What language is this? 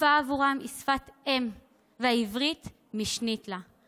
Hebrew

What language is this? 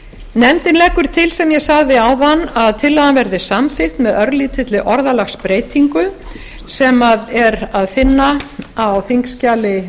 Icelandic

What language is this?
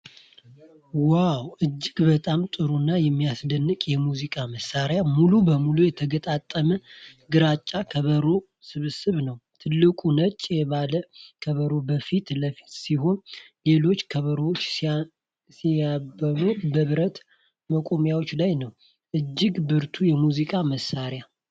Amharic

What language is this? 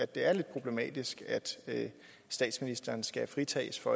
Danish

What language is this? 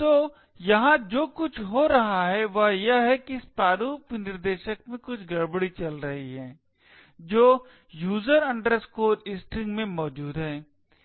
Hindi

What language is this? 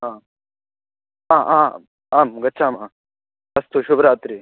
Sanskrit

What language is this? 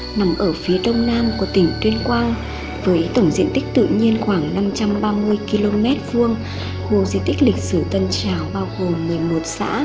Vietnamese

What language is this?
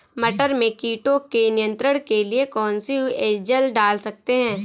Hindi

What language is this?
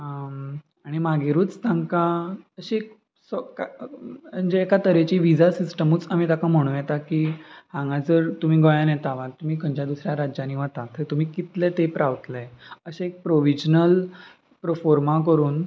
Konkani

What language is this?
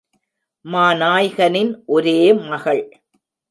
Tamil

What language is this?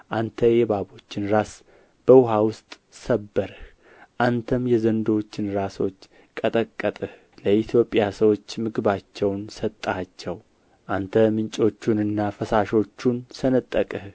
Amharic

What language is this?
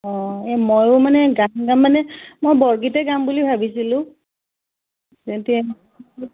Assamese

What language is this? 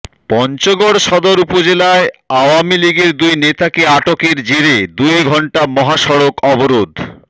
Bangla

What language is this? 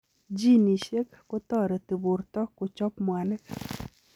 Kalenjin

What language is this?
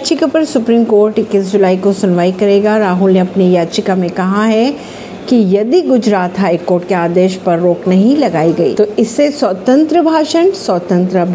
Hindi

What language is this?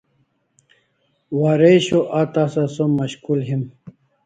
Kalasha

